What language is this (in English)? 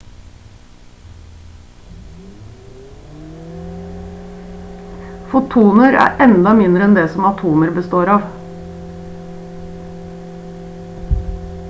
Norwegian Bokmål